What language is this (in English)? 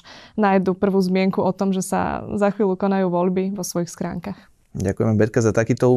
Slovak